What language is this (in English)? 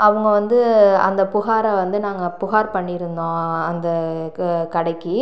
Tamil